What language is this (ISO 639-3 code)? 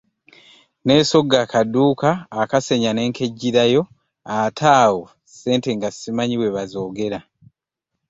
lug